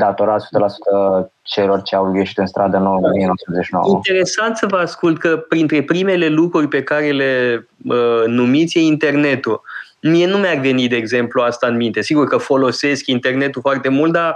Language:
Romanian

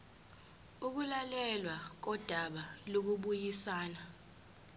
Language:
Zulu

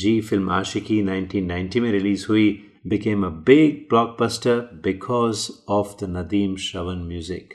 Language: Hindi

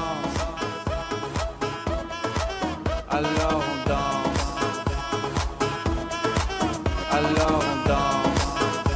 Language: Turkish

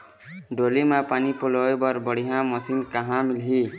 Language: Chhattisgarhi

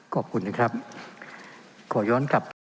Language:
Thai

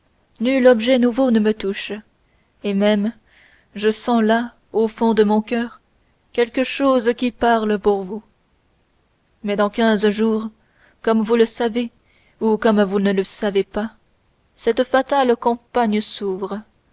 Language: French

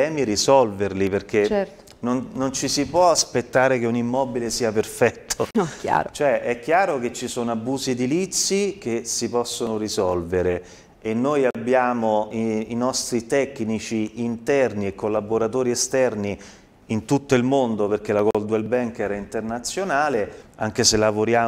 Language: Italian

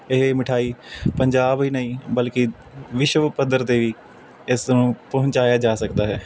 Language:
Punjabi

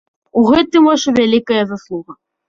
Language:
Belarusian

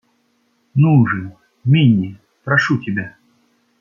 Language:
Russian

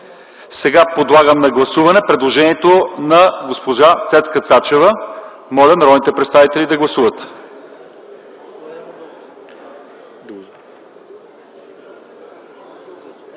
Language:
Bulgarian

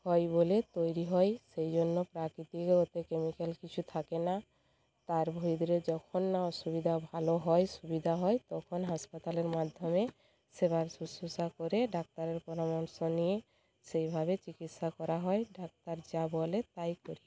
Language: Bangla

